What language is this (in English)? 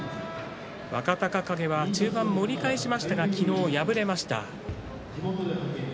Japanese